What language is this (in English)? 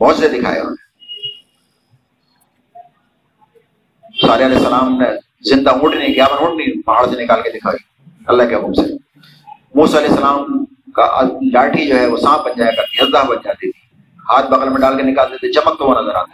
Urdu